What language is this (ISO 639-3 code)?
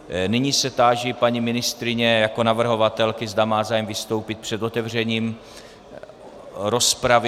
ces